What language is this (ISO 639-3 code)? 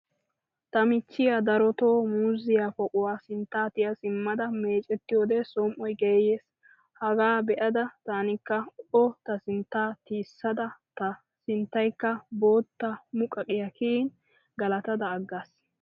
wal